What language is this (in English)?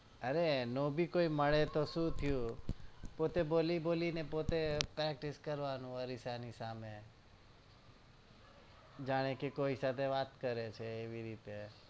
Gujarati